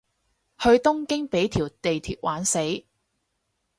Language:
Cantonese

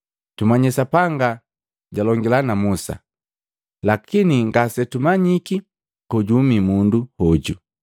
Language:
Matengo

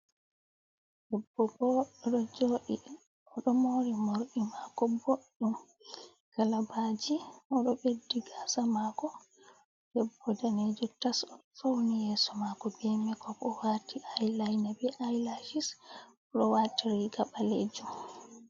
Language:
Fula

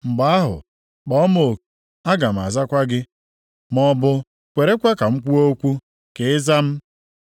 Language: Igbo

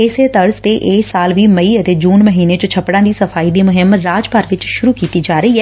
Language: Punjabi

